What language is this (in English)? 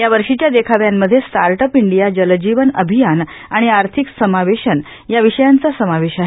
Marathi